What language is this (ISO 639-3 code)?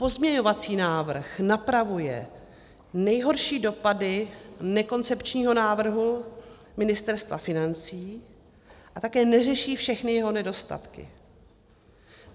ces